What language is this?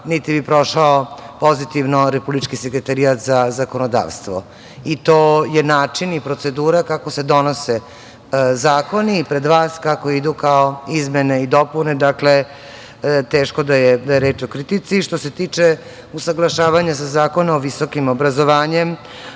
Serbian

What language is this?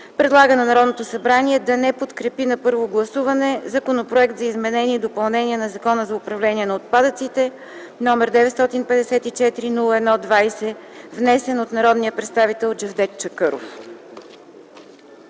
Bulgarian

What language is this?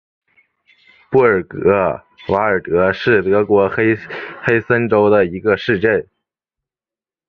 Chinese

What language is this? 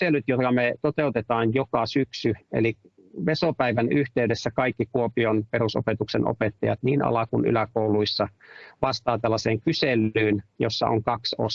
Finnish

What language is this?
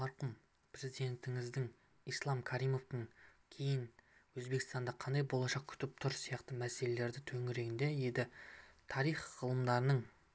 Kazakh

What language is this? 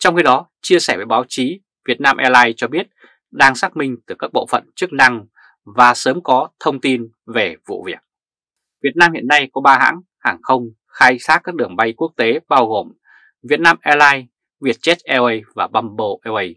Vietnamese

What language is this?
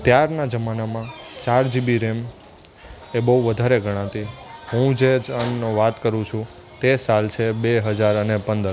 Gujarati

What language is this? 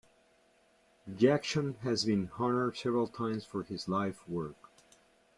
English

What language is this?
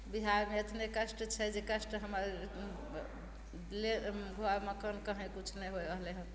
Maithili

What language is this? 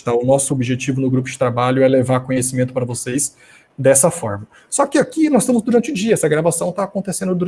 Portuguese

